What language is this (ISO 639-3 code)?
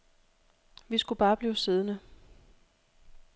dan